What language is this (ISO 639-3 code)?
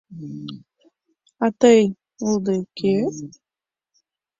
chm